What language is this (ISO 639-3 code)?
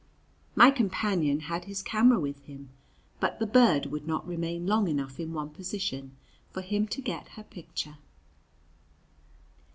eng